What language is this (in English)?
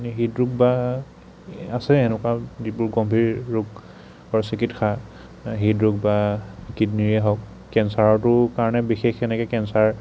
Assamese